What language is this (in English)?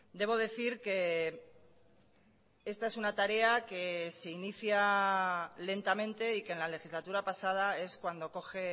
Spanish